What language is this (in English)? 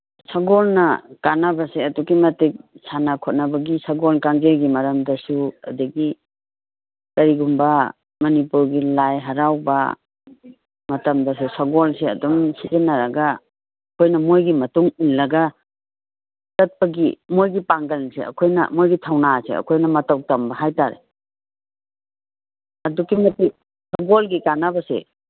Manipuri